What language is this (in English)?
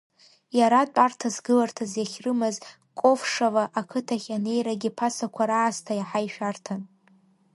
Abkhazian